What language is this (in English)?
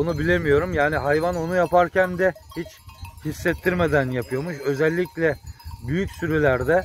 Turkish